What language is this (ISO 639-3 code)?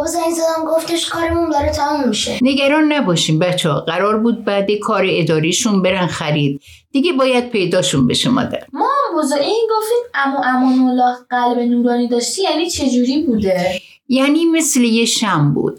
fas